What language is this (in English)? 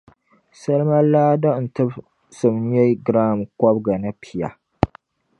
Dagbani